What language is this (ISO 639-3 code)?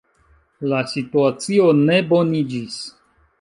epo